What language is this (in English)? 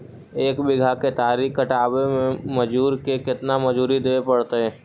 Magahi